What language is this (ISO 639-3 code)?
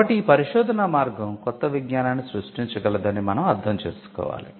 tel